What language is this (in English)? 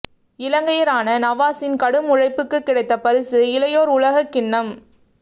Tamil